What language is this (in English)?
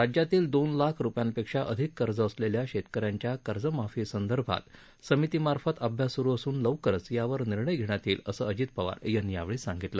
Marathi